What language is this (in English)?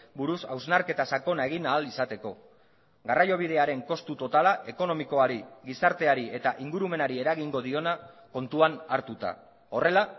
Basque